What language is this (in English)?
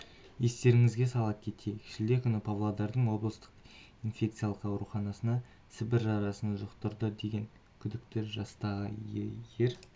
Kazakh